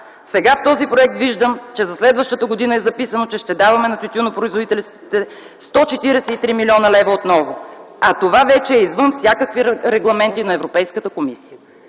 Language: Bulgarian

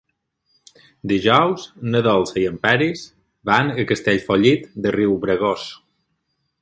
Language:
Catalan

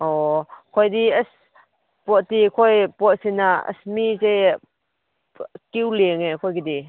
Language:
Manipuri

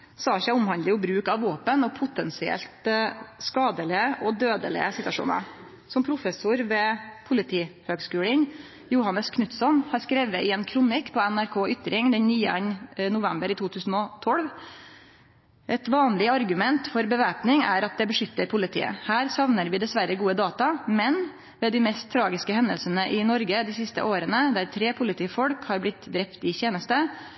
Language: Norwegian Nynorsk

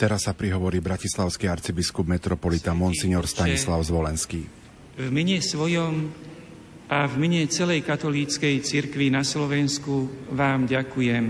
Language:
Slovak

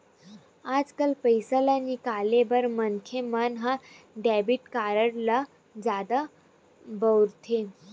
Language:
Chhattisgarhi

